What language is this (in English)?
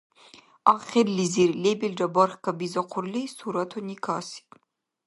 Dargwa